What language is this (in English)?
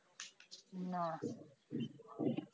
Bangla